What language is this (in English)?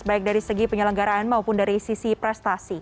Indonesian